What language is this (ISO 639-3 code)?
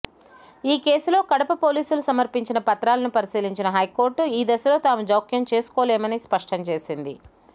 tel